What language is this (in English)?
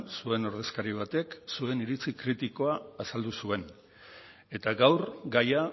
Basque